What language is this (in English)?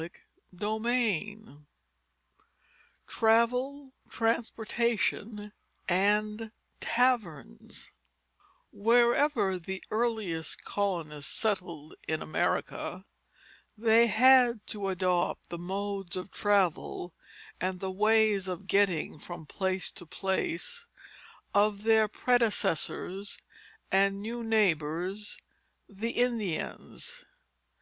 English